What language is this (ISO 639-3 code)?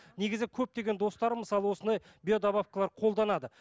kaz